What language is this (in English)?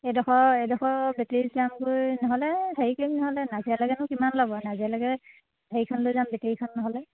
Assamese